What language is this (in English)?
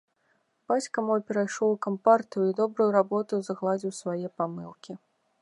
Belarusian